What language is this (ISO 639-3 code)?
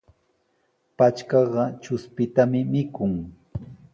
qws